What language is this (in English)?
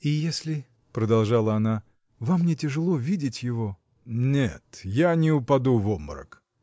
Russian